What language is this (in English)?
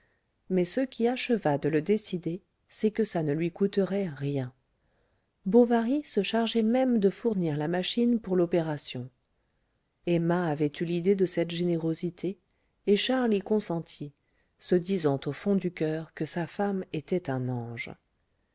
French